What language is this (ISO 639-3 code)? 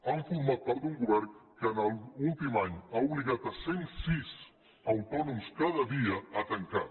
cat